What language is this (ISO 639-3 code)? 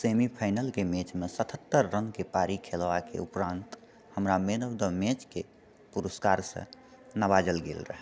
mai